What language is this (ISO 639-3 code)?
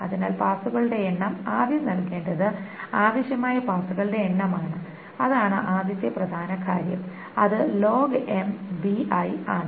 mal